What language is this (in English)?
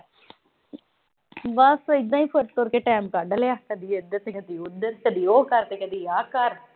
Punjabi